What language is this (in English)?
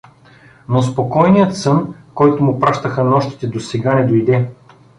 Bulgarian